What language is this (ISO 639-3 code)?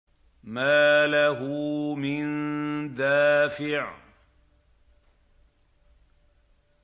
ara